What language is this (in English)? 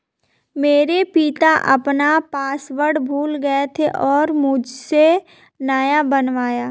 Hindi